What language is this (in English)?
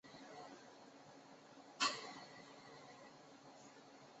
Chinese